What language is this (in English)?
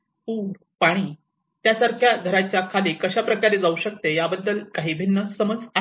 Marathi